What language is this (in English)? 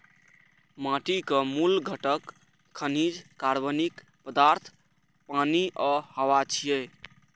Maithili